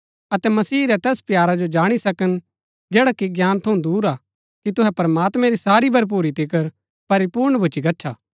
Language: Gaddi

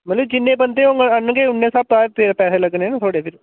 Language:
Dogri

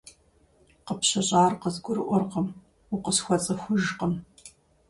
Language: Kabardian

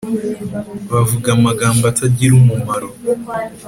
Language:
Kinyarwanda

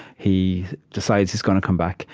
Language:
English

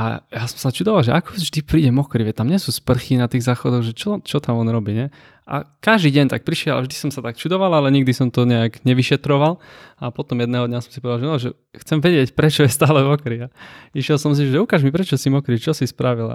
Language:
Czech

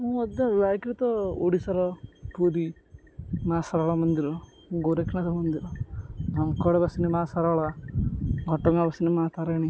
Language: Odia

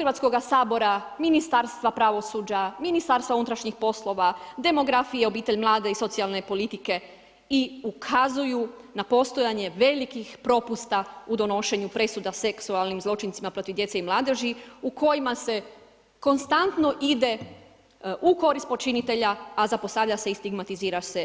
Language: Croatian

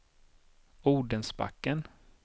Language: Swedish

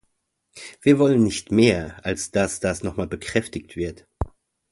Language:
German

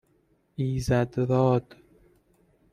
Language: Persian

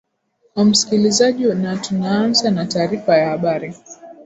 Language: Swahili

